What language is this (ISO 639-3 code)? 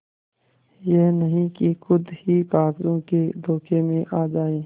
hin